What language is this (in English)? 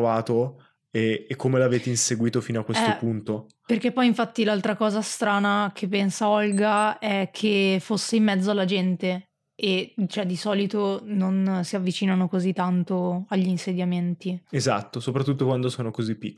Italian